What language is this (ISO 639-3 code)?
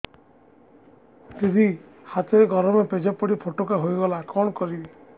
ori